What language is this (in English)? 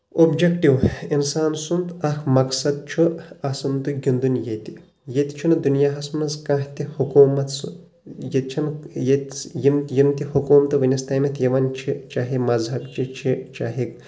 Kashmiri